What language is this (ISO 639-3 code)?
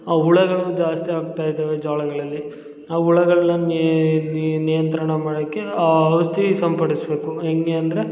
kan